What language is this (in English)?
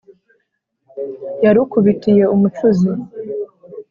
Kinyarwanda